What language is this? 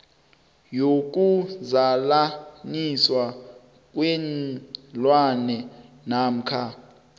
South Ndebele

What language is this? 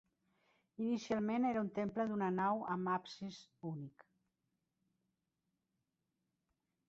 Catalan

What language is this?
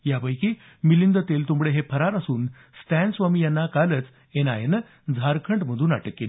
Marathi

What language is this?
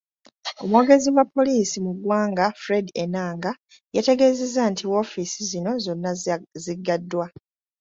Ganda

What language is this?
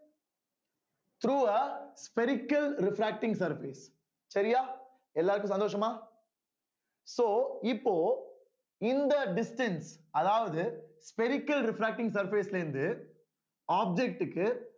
Tamil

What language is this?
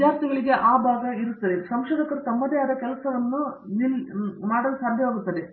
Kannada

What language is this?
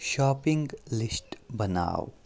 Kashmiri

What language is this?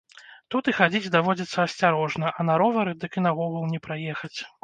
Belarusian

